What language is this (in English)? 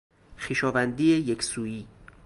Persian